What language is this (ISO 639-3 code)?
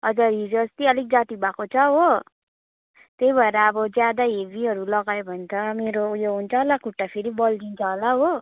nep